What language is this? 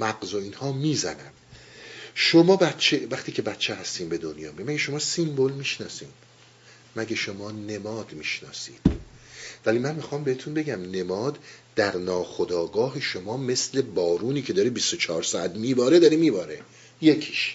Persian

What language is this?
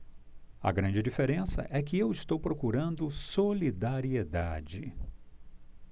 Portuguese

